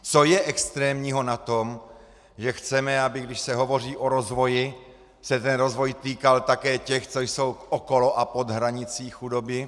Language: Czech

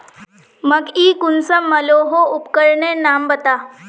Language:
Magahi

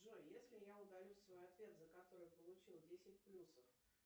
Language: Russian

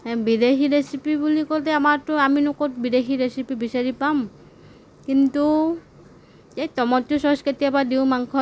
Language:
Assamese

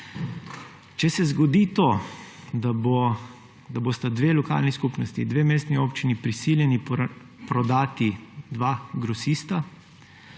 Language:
Slovenian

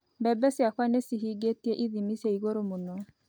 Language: Kikuyu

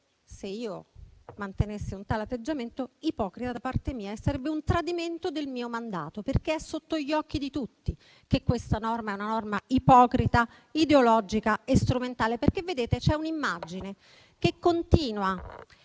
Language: Italian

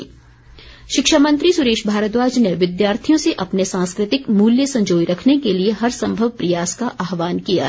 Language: Hindi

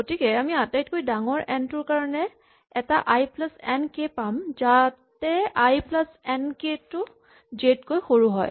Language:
Assamese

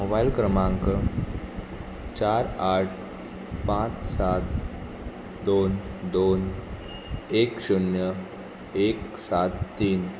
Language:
Konkani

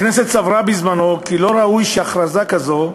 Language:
Hebrew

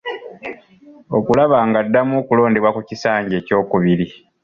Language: Ganda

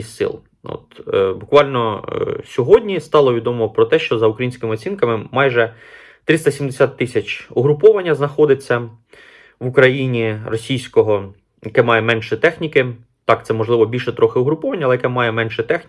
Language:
Ukrainian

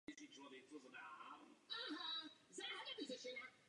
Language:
Czech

